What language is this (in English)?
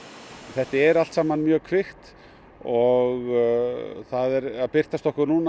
Icelandic